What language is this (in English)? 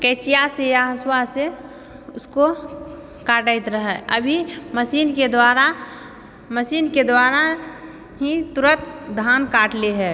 Maithili